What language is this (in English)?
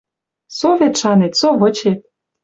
Western Mari